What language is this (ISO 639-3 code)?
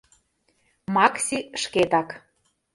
chm